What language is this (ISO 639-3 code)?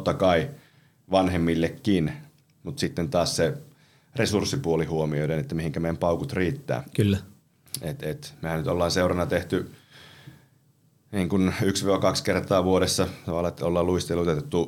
fin